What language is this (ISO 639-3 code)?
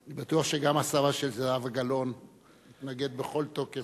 heb